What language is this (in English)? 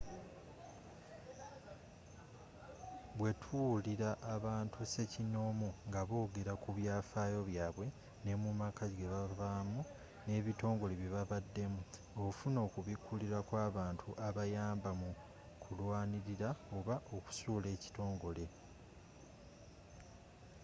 Ganda